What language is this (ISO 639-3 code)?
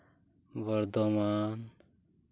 sat